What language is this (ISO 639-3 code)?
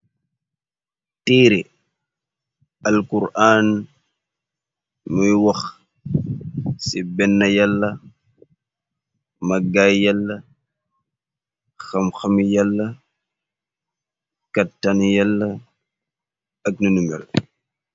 wol